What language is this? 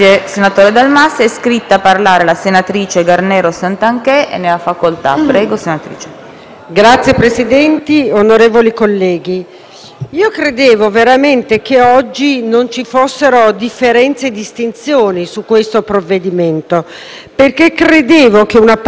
Italian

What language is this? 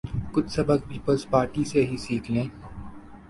Urdu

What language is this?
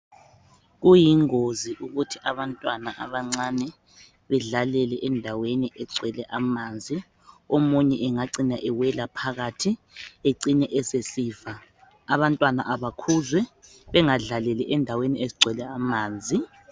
North Ndebele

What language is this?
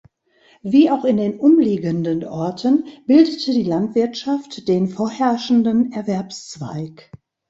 German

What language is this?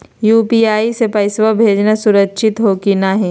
Magahi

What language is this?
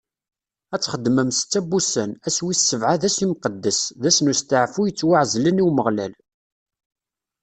Kabyle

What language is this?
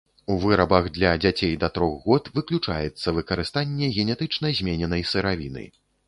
Belarusian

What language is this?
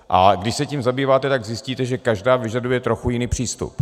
Czech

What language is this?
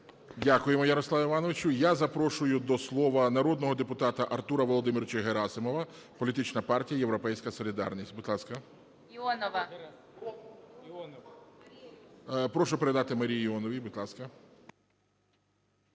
Ukrainian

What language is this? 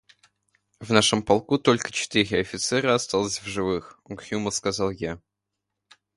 Russian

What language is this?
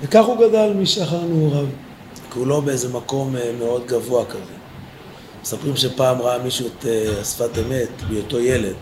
Hebrew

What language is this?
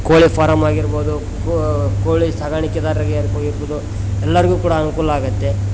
Kannada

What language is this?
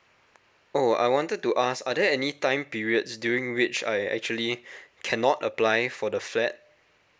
English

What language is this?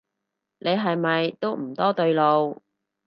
Cantonese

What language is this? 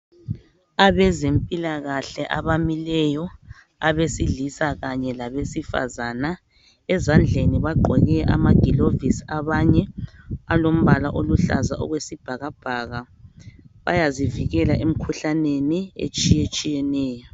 North Ndebele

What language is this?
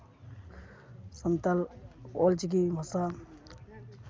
Santali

